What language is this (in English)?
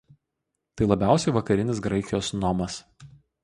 Lithuanian